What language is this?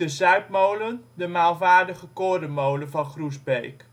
Dutch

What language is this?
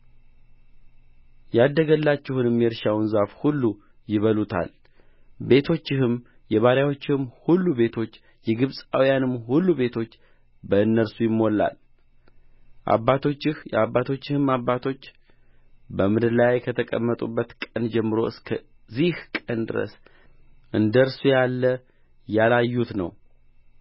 Amharic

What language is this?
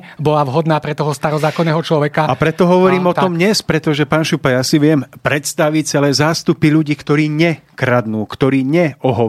Slovak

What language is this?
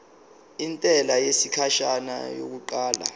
Zulu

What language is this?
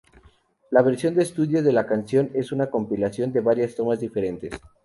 Spanish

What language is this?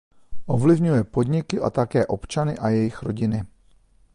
Czech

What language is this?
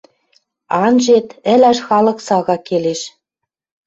Western Mari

